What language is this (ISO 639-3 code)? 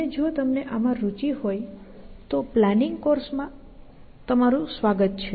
guj